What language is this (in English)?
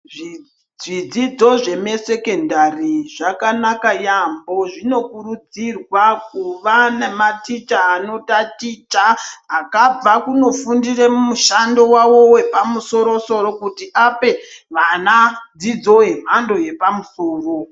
Ndau